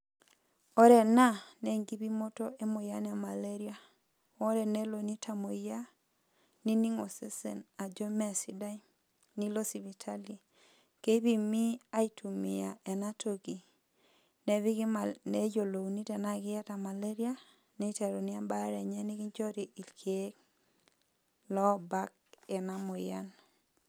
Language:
Masai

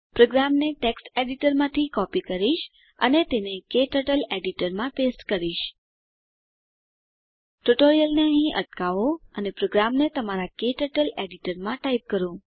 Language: Gujarati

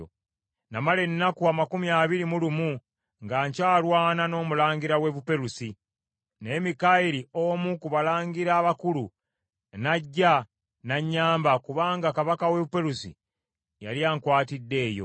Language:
Ganda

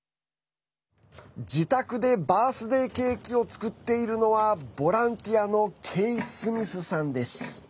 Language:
Japanese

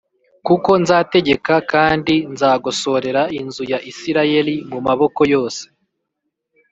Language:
Kinyarwanda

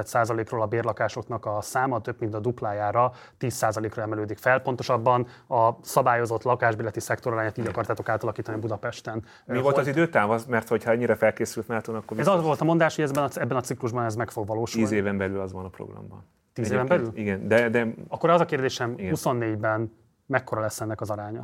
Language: Hungarian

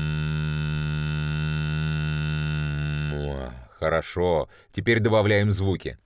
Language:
Russian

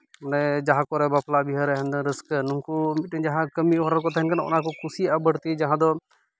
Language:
Santali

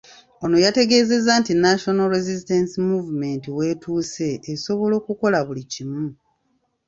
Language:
Ganda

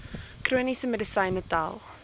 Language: Afrikaans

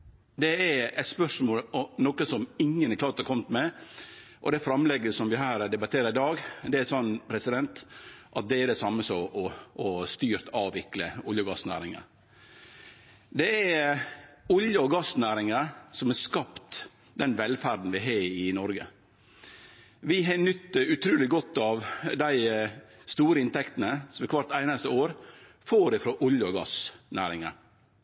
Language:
Norwegian Nynorsk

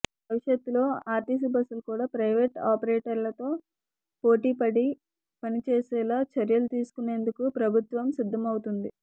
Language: Telugu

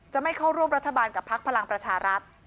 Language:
Thai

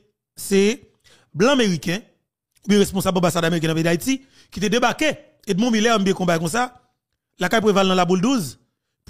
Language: French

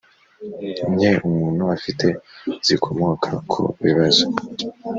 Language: Kinyarwanda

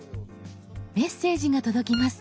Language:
Japanese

